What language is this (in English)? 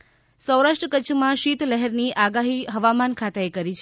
Gujarati